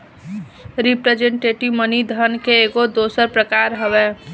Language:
Bhojpuri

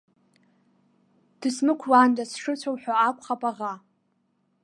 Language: Abkhazian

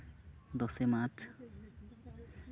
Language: Santali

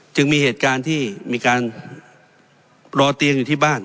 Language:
Thai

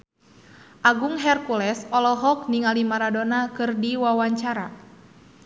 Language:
Sundanese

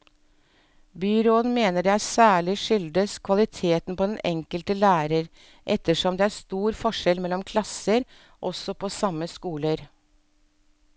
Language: Norwegian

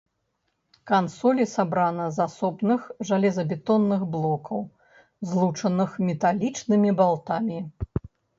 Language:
Belarusian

